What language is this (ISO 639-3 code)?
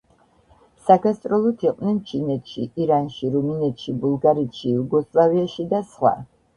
kat